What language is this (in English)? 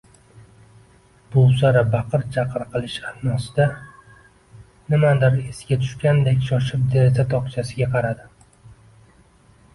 Uzbek